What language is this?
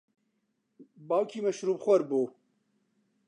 Central Kurdish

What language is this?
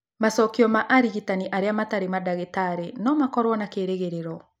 Kikuyu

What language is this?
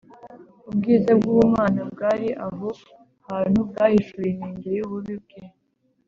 Kinyarwanda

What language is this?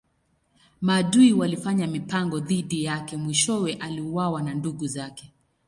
Swahili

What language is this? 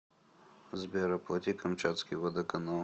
Russian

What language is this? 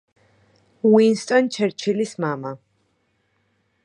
Georgian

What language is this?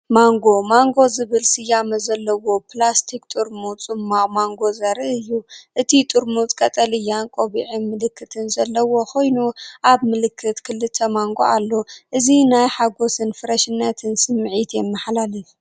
Tigrinya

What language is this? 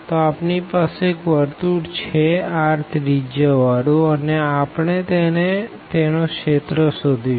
Gujarati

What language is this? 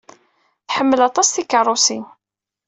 Kabyle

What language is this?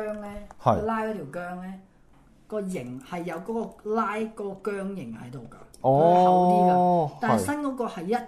Chinese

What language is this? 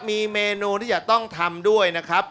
Thai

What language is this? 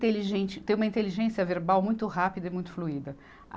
Portuguese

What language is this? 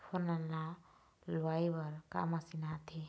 Chhattisgarhi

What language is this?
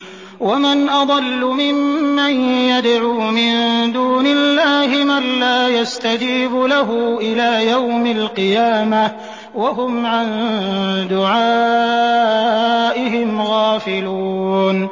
Arabic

